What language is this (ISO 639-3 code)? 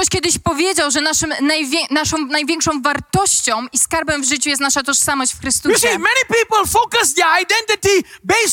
pol